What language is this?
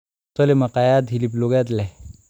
Somali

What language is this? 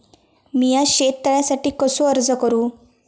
Marathi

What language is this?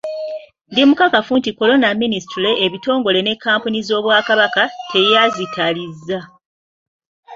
Ganda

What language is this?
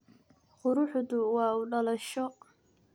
Somali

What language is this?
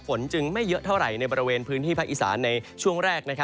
Thai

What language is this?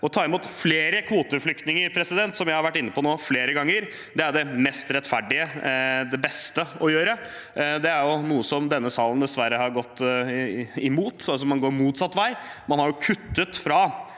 Norwegian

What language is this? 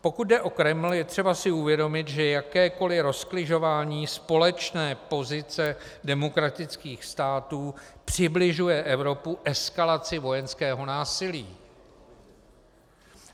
Czech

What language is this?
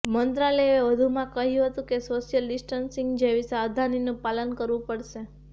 Gujarati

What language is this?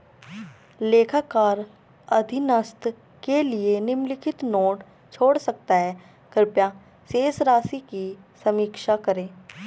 Hindi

